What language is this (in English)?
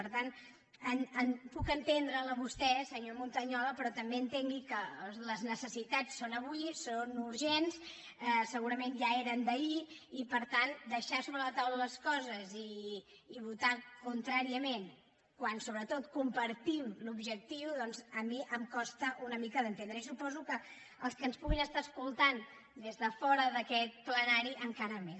Catalan